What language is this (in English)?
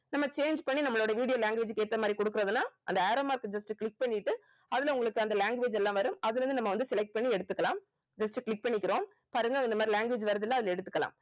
Tamil